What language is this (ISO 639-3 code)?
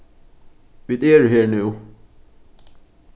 fao